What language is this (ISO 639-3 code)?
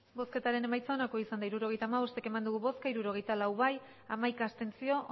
eus